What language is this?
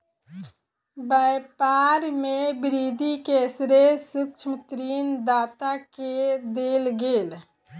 Maithili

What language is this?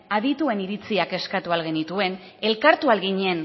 Basque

